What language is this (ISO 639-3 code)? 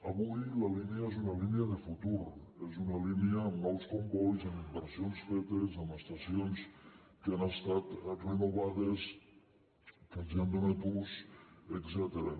cat